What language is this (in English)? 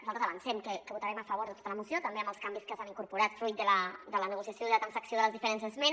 Catalan